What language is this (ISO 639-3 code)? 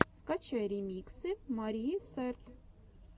rus